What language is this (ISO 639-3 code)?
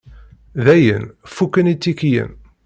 kab